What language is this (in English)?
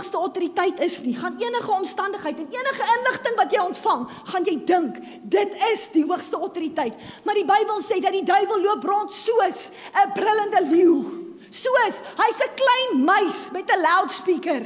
Dutch